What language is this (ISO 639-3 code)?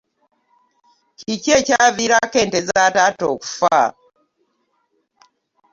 lug